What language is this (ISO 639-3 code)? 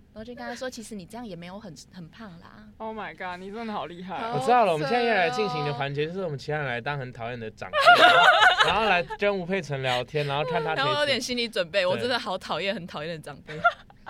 zho